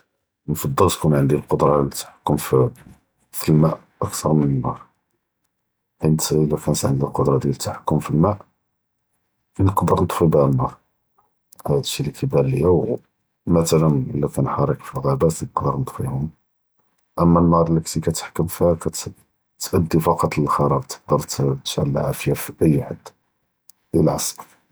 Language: Judeo-Arabic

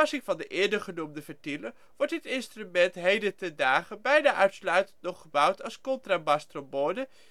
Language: Dutch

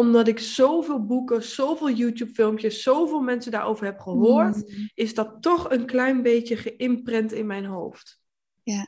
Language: Dutch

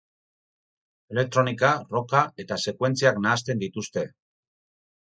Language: Basque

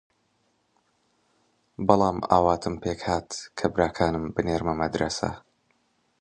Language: Central Kurdish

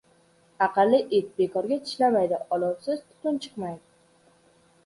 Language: Uzbek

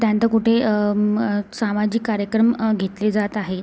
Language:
Marathi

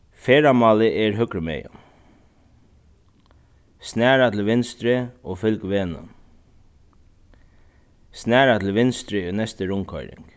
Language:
Faroese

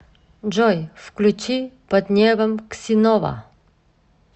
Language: Russian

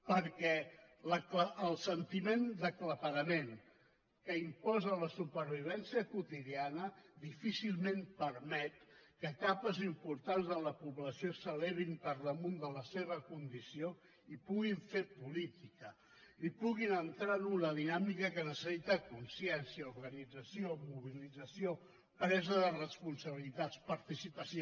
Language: Catalan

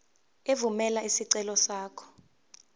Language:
Zulu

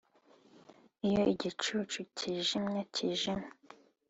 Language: Kinyarwanda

